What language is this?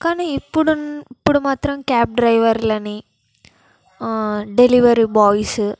Telugu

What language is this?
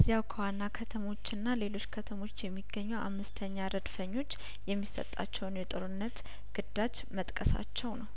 Amharic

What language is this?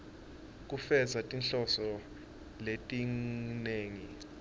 Swati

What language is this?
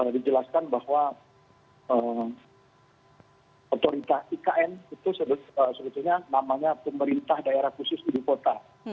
Indonesian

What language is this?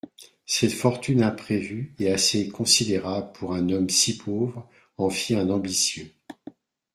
French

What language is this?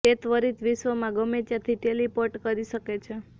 Gujarati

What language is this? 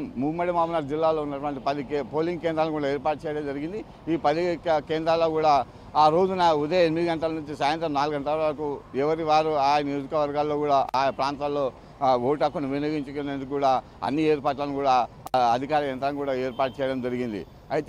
Telugu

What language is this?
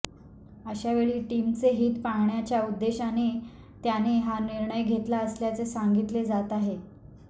Marathi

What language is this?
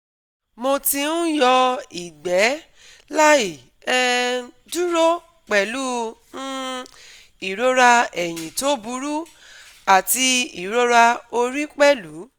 Yoruba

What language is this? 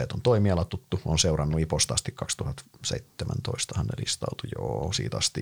Finnish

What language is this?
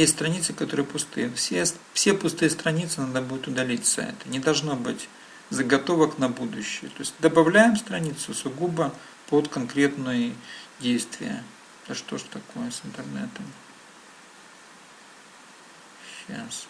Russian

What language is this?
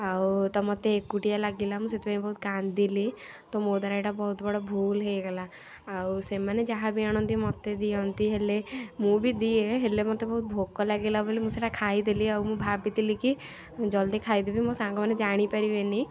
Odia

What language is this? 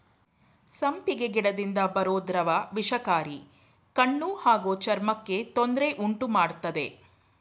Kannada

